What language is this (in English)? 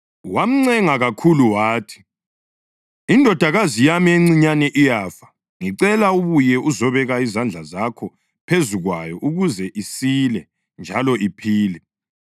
North Ndebele